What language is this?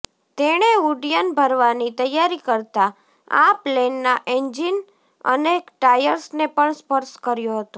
Gujarati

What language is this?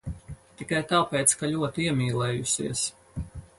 Latvian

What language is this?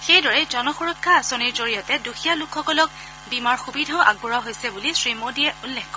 Assamese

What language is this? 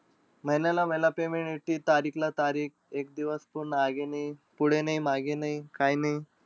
Marathi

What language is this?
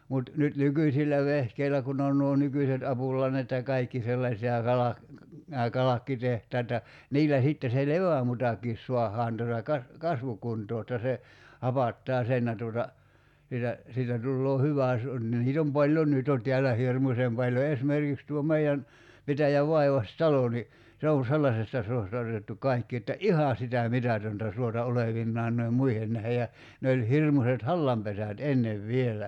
Finnish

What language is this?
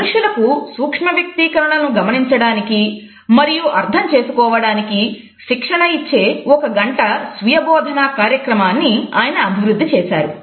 Telugu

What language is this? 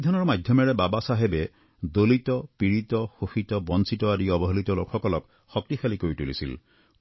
Assamese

